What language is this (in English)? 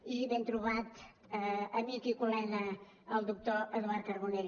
Catalan